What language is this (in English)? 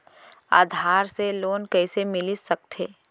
Chhattisgarhi